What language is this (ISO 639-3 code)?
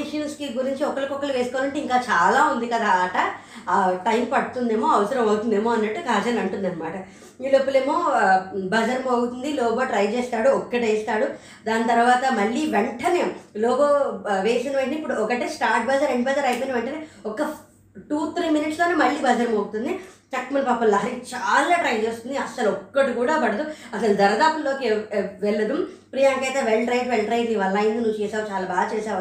tel